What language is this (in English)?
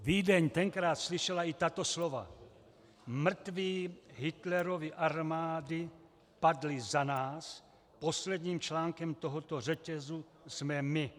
Czech